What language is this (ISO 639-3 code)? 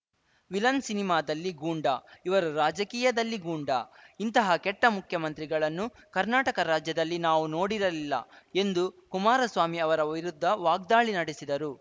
kan